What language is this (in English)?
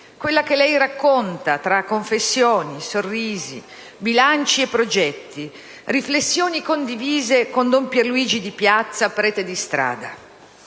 Italian